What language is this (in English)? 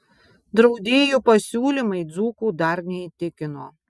Lithuanian